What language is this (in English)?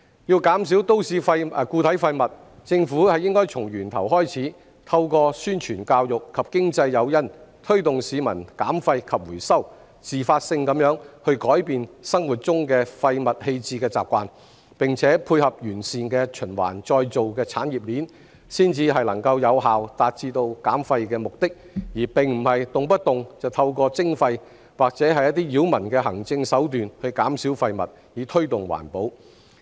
Cantonese